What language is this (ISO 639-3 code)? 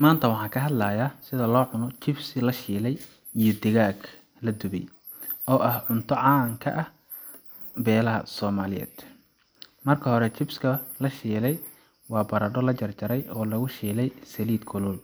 som